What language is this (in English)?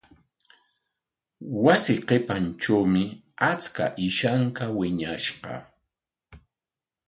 Corongo Ancash Quechua